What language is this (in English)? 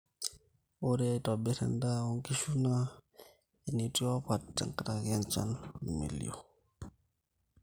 Masai